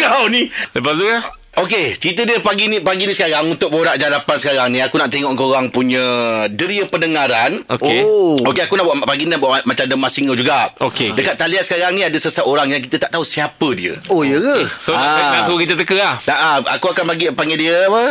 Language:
Malay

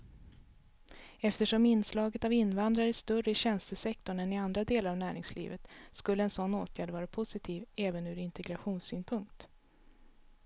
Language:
Swedish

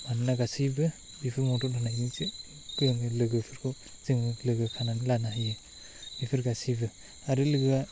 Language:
Bodo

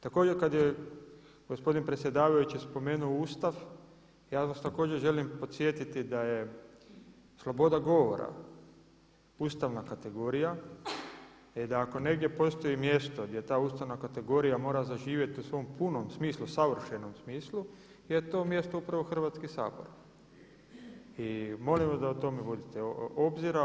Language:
Croatian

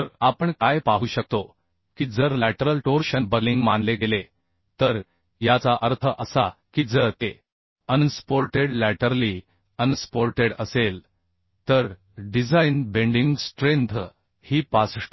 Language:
Marathi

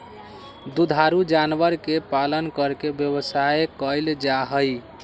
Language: Magahi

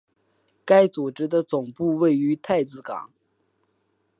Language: Chinese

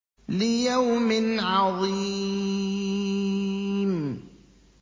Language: Arabic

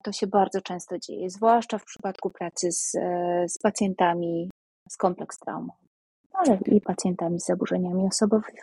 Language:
Polish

